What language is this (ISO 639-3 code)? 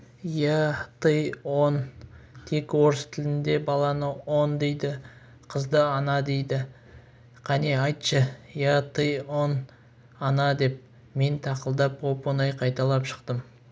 kaz